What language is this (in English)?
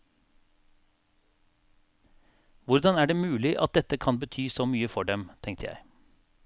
Norwegian